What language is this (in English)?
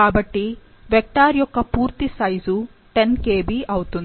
Telugu